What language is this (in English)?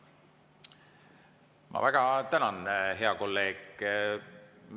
Estonian